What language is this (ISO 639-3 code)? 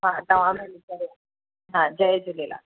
snd